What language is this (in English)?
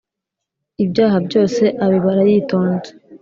Kinyarwanda